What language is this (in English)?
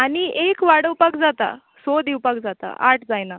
Konkani